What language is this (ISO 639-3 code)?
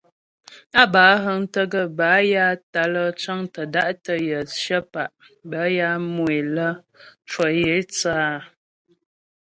bbj